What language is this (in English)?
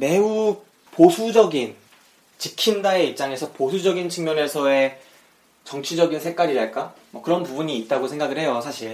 Korean